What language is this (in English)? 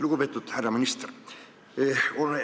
Estonian